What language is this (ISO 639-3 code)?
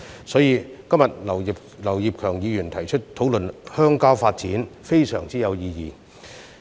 yue